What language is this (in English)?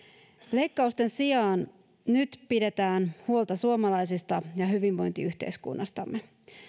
Finnish